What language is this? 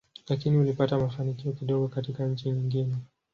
Swahili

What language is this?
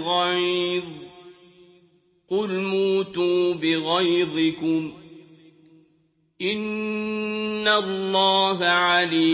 Arabic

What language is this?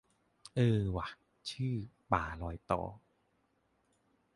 Thai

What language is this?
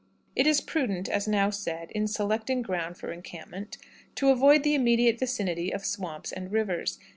English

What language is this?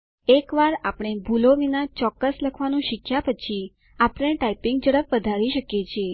Gujarati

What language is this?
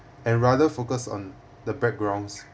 English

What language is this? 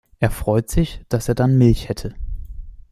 German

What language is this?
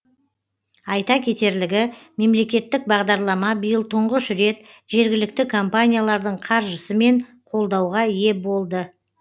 Kazakh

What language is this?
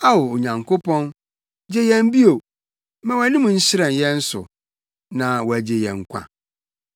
Akan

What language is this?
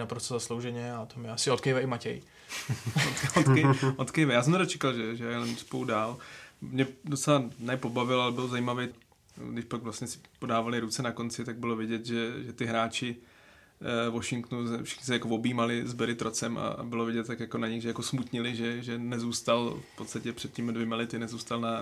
Czech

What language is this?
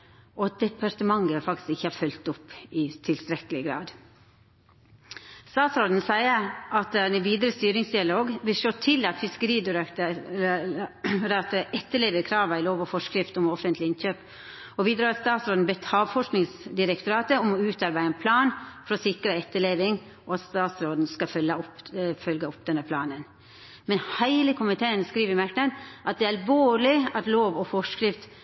Norwegian Nynorsk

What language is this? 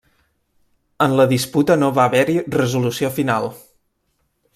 Catalan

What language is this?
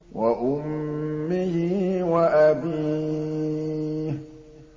Arabic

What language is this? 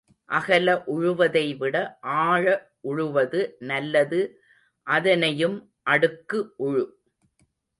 Tamil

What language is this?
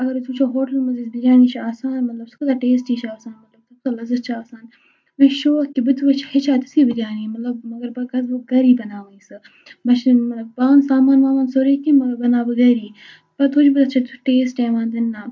Kashmiri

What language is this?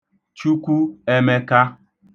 Igbo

